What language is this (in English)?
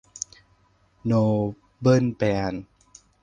Thai